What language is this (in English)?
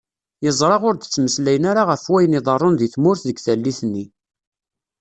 Kabyle